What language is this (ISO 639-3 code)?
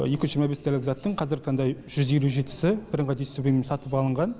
kaz